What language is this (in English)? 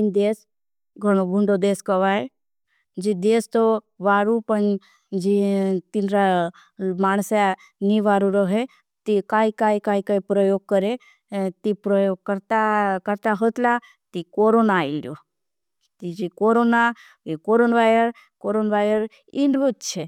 Bhili